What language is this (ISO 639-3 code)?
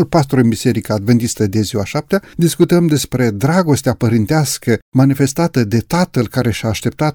ron